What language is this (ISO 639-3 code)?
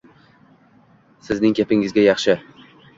uzb